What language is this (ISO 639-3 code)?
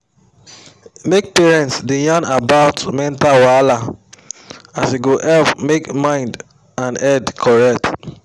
pcm